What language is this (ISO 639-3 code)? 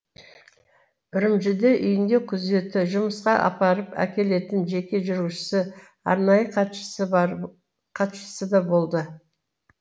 kaz